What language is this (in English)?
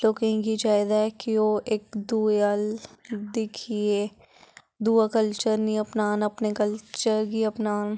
Dogri